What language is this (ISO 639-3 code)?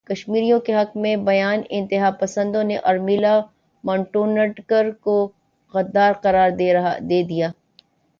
urd